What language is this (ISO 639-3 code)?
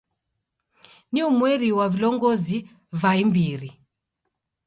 dav